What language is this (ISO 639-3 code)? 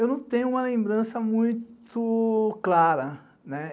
por